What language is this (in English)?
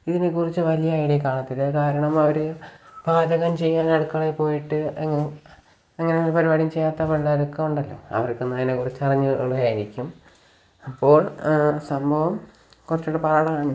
Malayalam